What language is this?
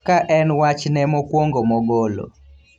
Luo (Kenya and Tanzania)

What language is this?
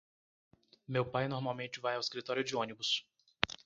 Portuguese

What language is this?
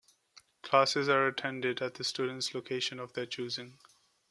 English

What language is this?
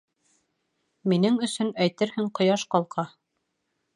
Bashkir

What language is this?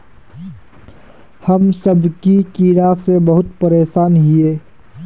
Magahi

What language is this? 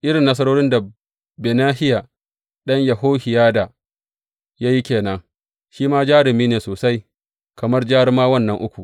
Hausa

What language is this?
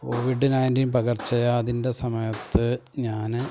Malayalam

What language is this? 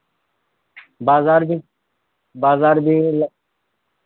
Urdu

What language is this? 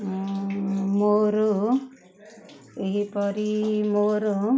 Odia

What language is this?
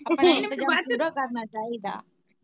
Punjabi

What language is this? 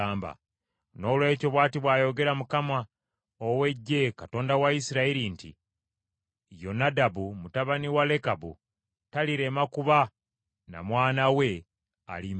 Ganda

